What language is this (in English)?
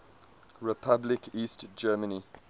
English